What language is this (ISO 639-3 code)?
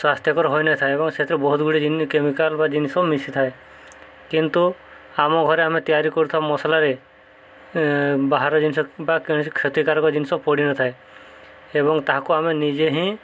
ori